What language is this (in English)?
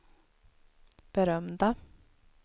Swedish